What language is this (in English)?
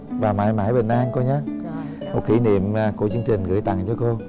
Vietnamese